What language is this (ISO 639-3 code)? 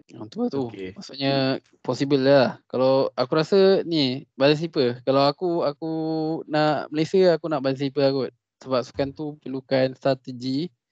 msa